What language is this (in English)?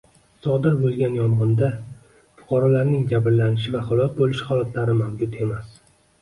Uzbek